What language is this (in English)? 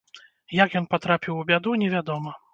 Belarusian